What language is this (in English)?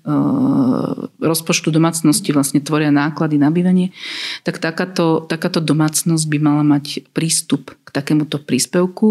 Slovak